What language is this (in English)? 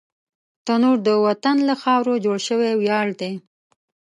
Pashto